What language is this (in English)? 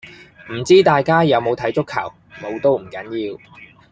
Cantonese